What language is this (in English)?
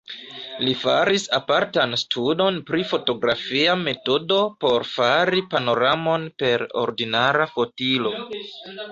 Esperanto